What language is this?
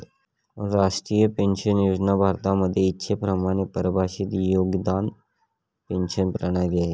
Marathi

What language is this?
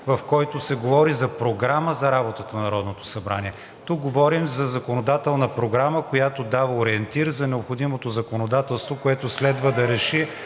Bulgarian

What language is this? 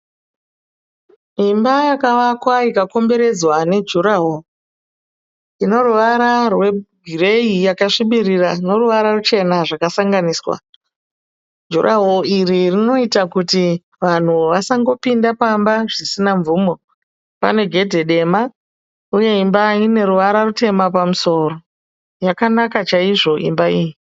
Shona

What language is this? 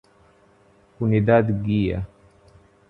Portuguese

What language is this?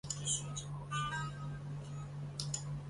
Chinese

